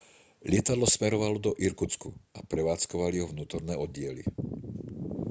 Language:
Slovak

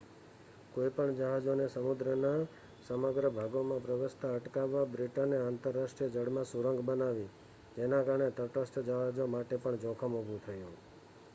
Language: Gujarati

